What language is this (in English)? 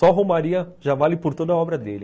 Portuguese